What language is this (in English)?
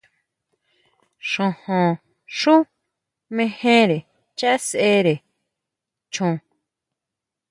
Huautla Mazatec